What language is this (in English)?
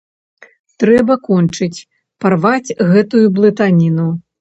Belarusian